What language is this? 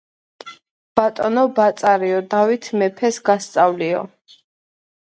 Georgian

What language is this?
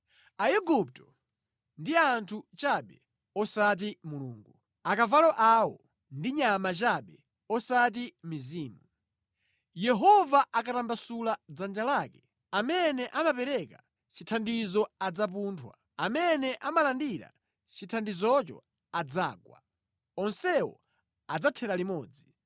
Nyanja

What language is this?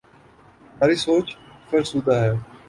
Urdu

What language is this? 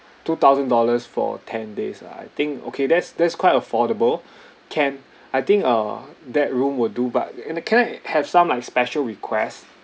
English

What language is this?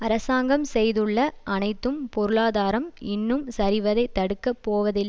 Tamil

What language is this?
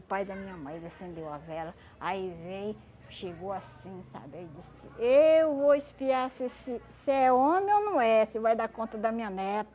Portuguese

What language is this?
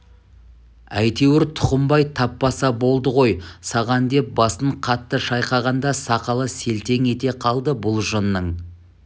Kazakh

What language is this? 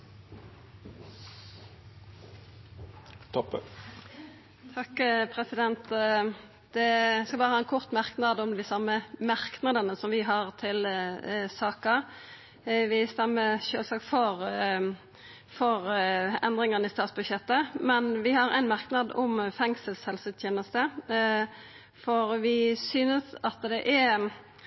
Norwegian Nynorsk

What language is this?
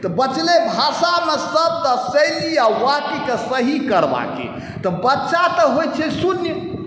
Maithili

